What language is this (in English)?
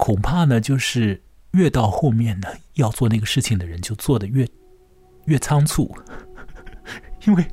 Chinese